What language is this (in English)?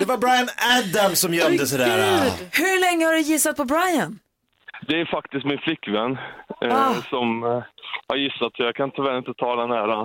Swedish